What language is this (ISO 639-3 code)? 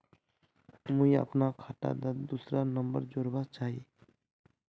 mag